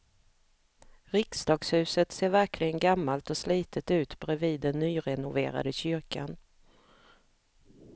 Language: Swedish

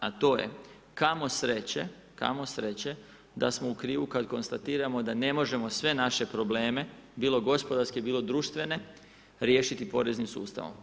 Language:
Croatian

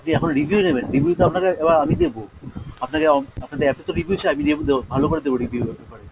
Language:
Bangla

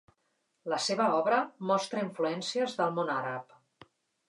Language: Catalan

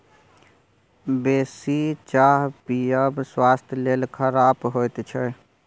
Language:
Maithili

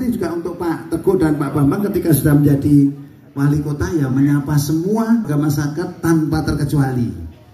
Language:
Indonesian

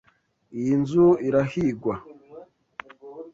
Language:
Kinyarwanda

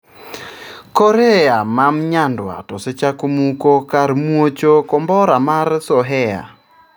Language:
Luo (Kenya and Tanzania)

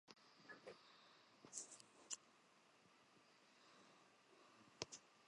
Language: Central Kurdish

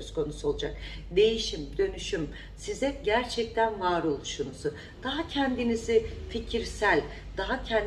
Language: Turkish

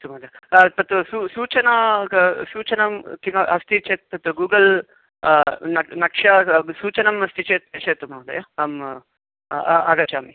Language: Sanskrit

